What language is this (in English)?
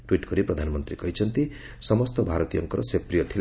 Odia